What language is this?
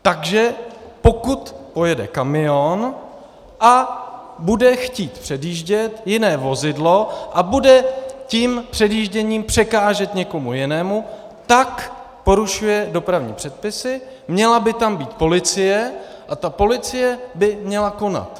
Czech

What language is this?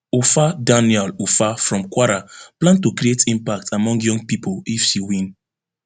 Nigerian Pidgin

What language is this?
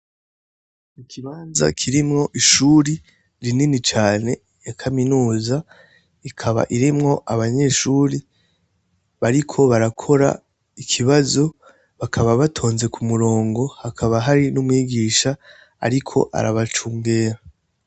Rundi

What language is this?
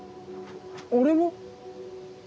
Japanese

